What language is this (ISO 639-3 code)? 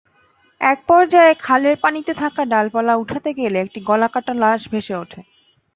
ben